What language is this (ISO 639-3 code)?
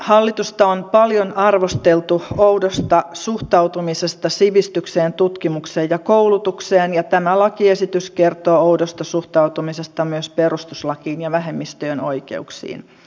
fin